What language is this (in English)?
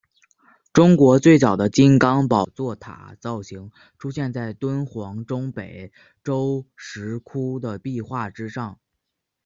Chinese